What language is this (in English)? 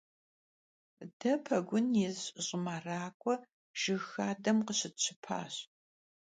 Kabardian